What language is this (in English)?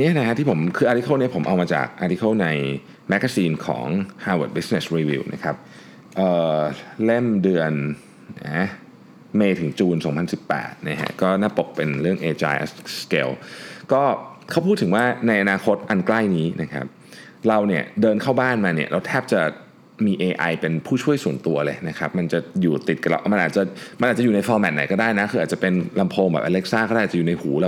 Thai